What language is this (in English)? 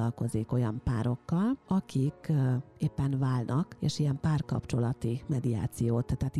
Hungarian